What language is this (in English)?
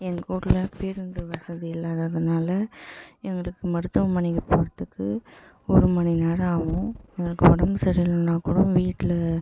Tamil